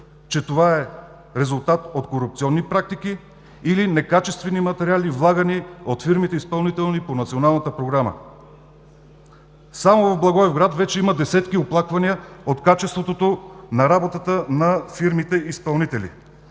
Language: Bulgarian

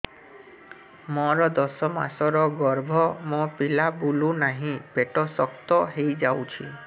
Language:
Odia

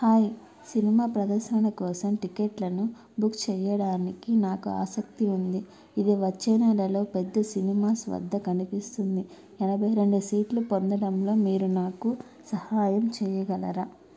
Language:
Telugu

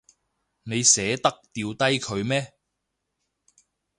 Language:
Cantonese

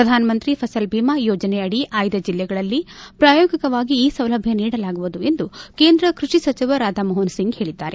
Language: Kannada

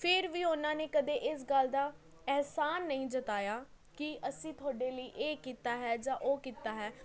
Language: Punjabi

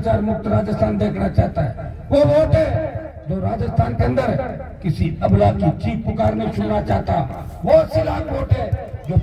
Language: Hindi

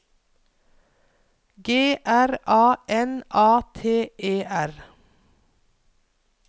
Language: Norwegian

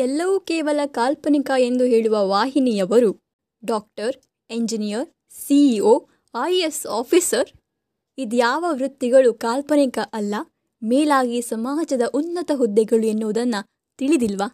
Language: Kannada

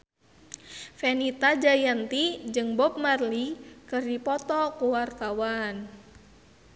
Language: Sundanese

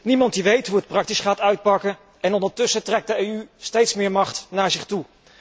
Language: Dutch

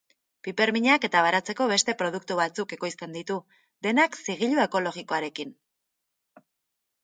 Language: Basque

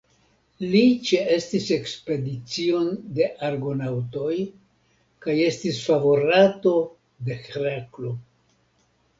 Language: Esperanto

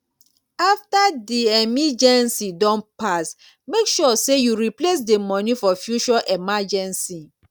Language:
Nigerian Pidgin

